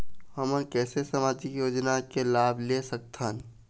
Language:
Chhattisgarhi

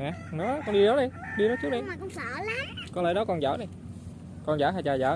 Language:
Vietnamese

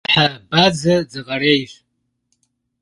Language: Kabardian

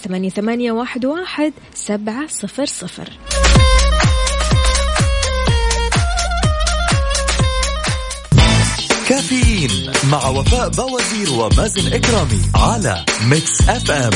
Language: Arabic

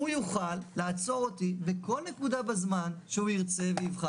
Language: Hebrew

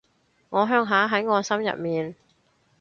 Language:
Cantonese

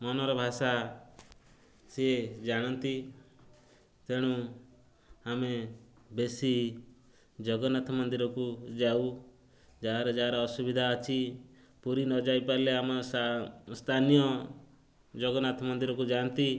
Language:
Odia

